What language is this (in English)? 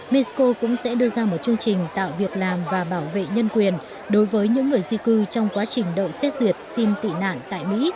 Vietnamese